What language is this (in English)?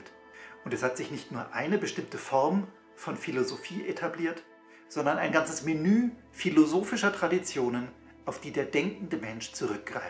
German